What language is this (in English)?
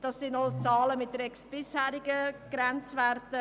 Swiss German